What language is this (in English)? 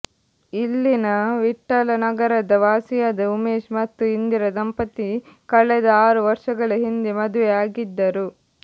Kannada